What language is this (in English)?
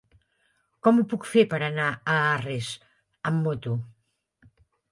Catalan